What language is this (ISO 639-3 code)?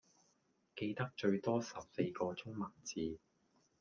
yue